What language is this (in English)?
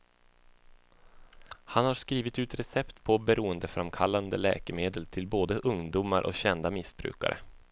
Swedish